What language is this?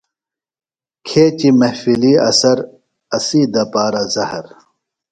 Phalura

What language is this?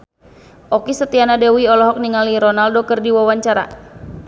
Sundanese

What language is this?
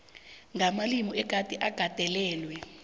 South Ndebele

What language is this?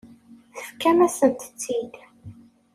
Kabyle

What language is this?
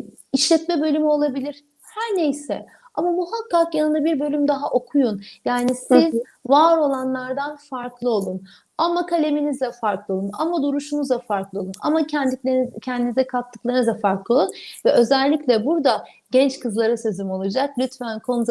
Turkish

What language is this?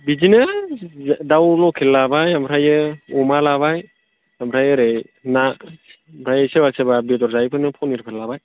Bodo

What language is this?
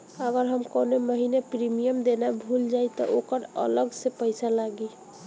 Bhojpuri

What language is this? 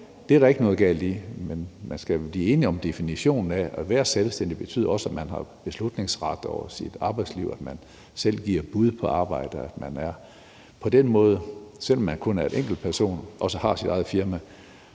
Danish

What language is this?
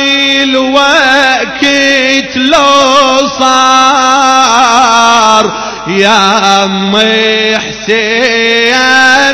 Arabic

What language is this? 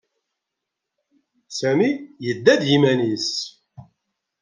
Kabyle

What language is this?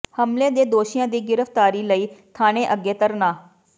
Punjabi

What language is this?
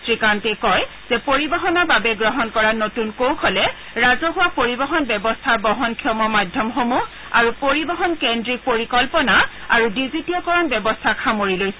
Assamese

